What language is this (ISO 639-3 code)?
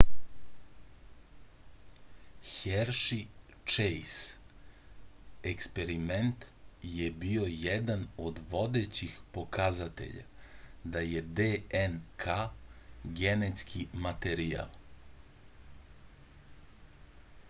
srp